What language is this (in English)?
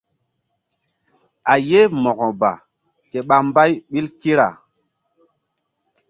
Mbum